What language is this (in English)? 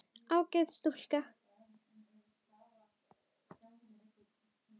Icelandic